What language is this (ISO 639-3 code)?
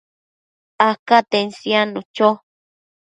mcf